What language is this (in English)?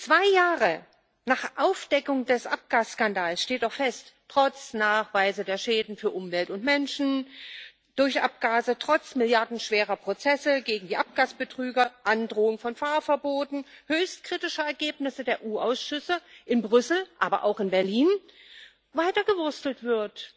German